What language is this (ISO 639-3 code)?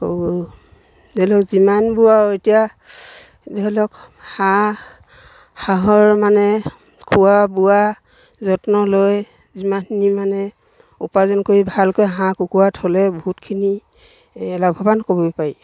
asm